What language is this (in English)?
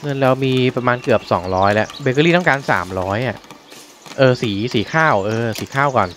Thai